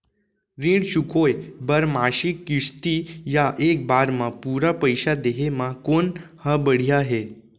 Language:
Chhattisgarhi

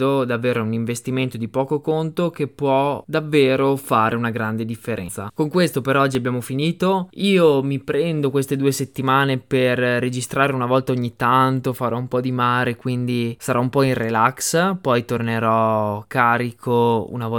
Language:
Italian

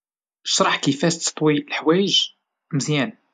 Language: Moroccan Arabic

